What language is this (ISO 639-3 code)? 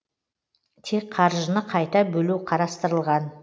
kaz